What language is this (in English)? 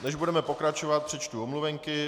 Czech